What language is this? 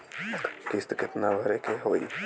Bhojpuri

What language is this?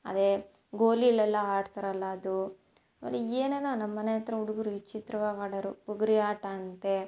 Kannada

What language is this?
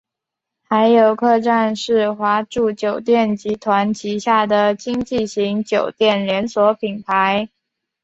Chinese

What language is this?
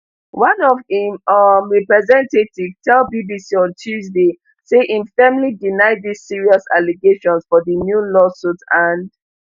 Nigerian Pidgin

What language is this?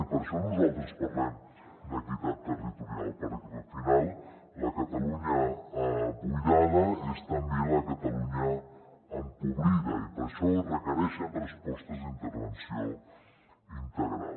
Catalan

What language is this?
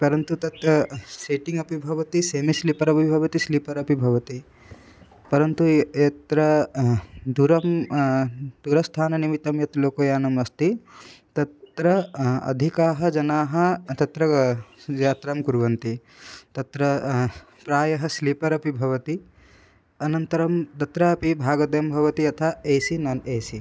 Sanskrit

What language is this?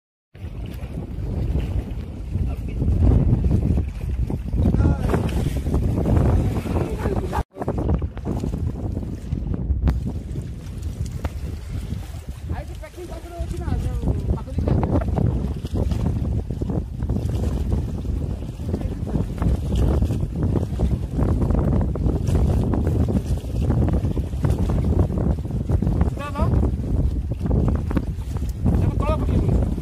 Thai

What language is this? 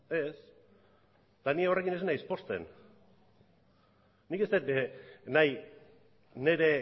Basque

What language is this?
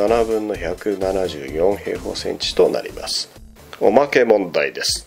Japanese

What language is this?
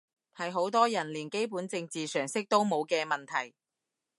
Cantonese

